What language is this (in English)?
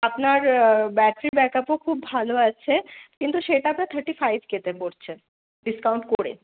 Bangla